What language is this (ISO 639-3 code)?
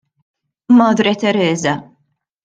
mlt